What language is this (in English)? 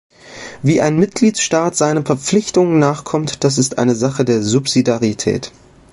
German